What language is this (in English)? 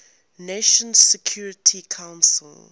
English